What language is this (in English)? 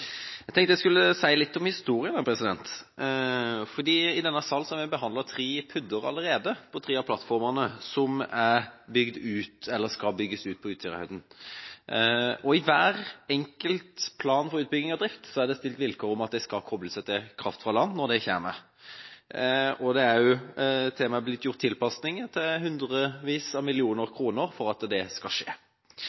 Norwegian Bokmål